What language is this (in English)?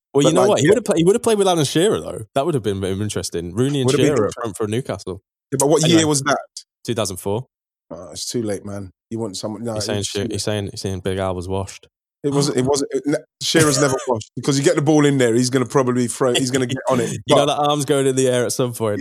English